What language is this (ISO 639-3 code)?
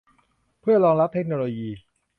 tha